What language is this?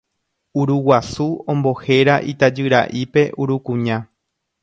Guarani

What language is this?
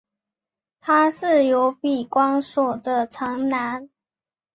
Chinese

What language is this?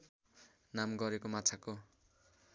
Nepali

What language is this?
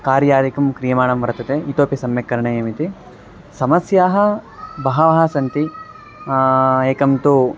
Sanskrit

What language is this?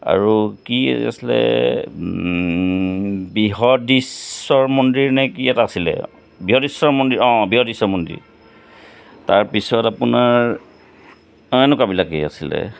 Assamese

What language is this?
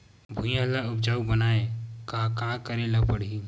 Chhattisgarhi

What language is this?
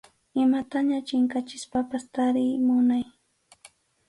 Arequipa-La Unión Quechua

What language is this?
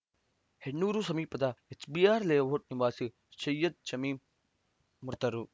Kannada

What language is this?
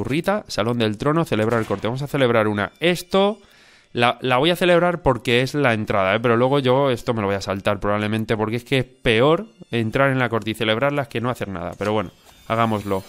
Spanish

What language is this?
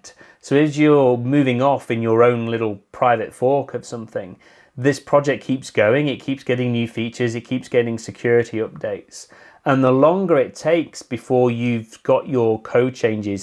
English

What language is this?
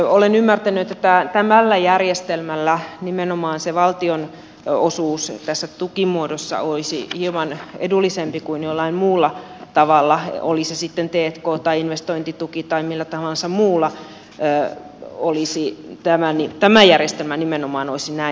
Finnish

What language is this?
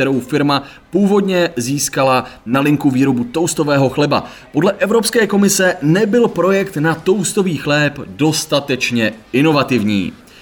Czech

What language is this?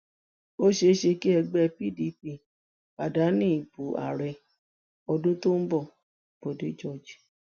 Yoruba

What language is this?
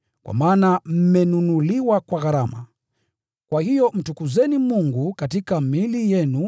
Swahili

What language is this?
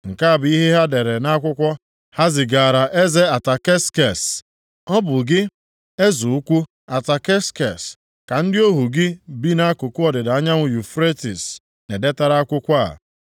Igbo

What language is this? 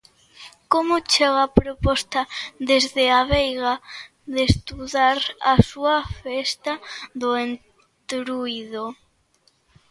Galician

